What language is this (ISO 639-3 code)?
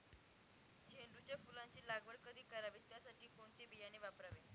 mar